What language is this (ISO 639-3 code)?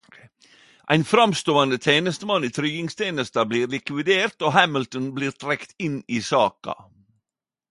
nno